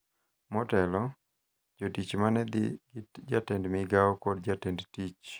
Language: Luo (Kenya and Tanzania)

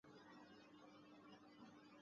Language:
Chinese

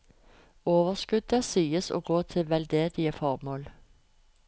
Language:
Norwegian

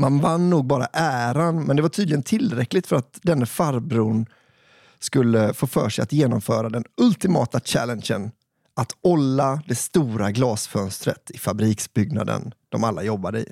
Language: Swedish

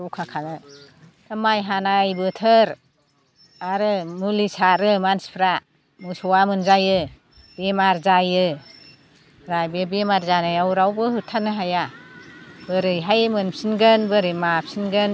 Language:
Bodo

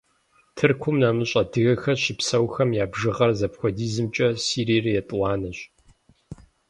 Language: Kabardian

